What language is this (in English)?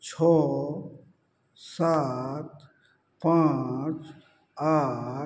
Maithili